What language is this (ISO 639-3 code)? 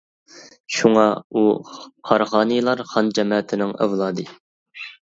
uig